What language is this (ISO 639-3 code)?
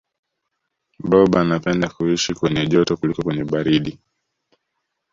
swa